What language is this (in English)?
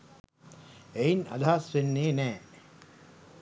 Sinhala